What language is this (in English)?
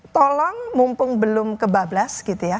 Indonesian